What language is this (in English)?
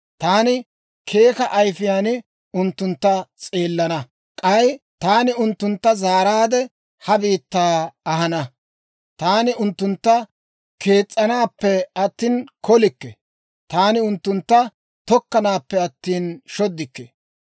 Dawro